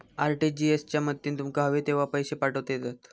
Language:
Marathi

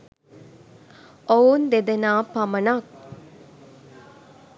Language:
Sinhala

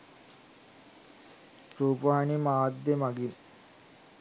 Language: Sinhala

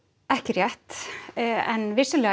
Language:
Icelandic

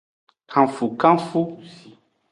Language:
Aja (Benin)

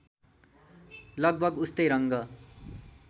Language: Nepali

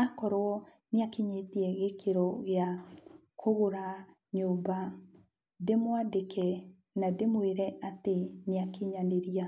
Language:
Kikuyu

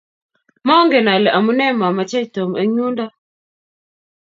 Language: Kalenjin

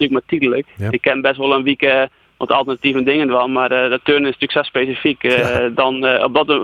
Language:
Dutch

